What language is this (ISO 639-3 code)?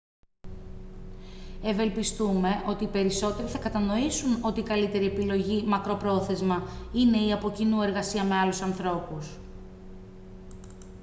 ell